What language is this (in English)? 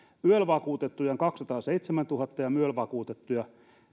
Finnish